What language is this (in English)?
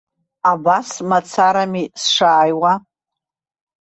Abkhazian